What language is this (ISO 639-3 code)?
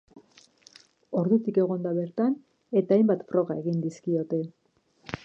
eus